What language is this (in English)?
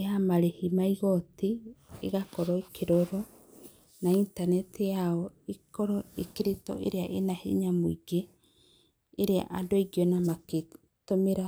Kikuyu